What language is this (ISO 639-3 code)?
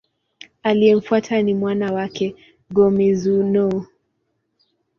swa